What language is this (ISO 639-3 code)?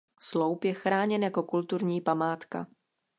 ces